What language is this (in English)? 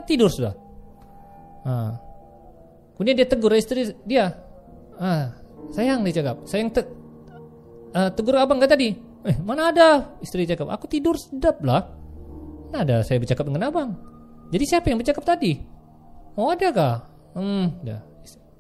Malay